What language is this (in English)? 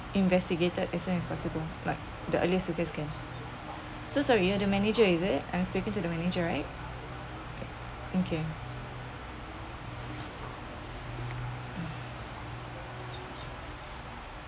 English